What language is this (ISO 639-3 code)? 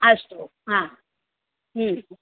san